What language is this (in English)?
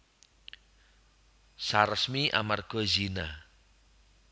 Javanese